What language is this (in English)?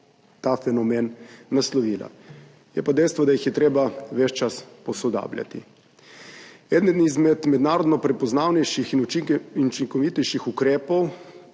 Slovenian